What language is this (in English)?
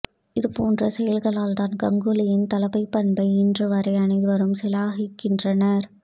Tamil